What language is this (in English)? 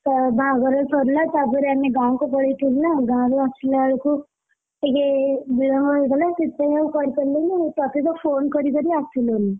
Odia